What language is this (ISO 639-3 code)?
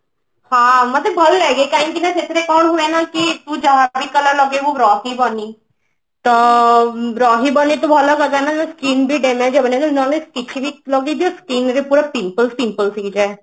ori